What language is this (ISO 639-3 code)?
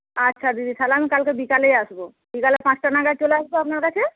ben